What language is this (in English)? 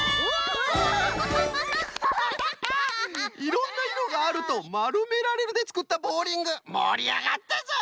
Japanese